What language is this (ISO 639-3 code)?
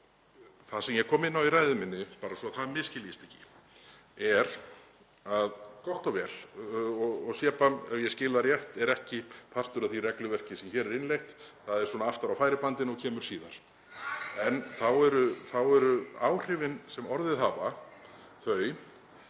isl